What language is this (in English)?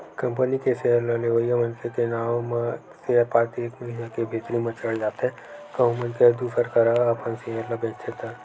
Chhattisgarhi